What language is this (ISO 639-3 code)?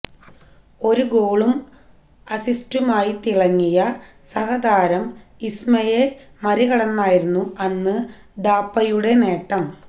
mal